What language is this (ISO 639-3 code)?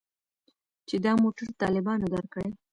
pus